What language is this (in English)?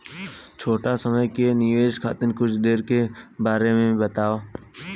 Bhojpuri